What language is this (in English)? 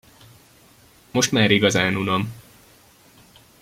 Hungarian